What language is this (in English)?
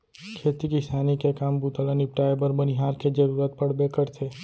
Chhattisgarhi